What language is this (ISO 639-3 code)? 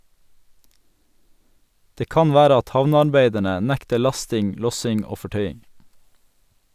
nor